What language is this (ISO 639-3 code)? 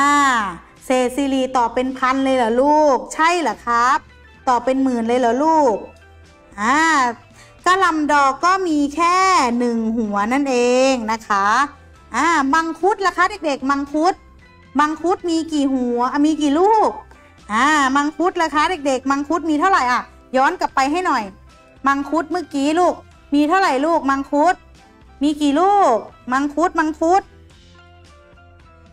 tha